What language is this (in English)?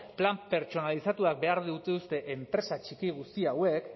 Basque